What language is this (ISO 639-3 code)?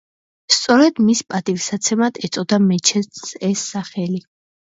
kat